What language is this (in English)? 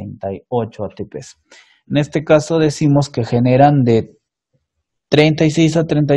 Spanish